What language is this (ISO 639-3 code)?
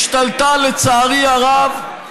heb